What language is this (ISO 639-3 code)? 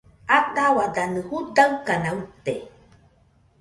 hux